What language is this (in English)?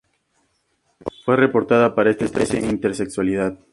Spanish